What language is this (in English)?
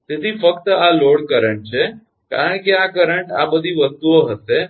Gujarati